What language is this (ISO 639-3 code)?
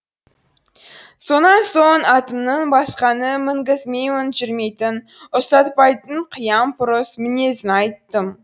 kaz